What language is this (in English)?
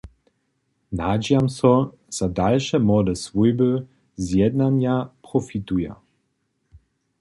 Upper Sorbian